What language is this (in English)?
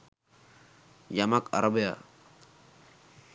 Sinhala